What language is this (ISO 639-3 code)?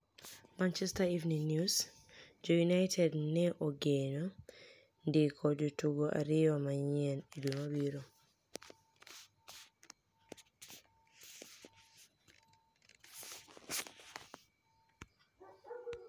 luo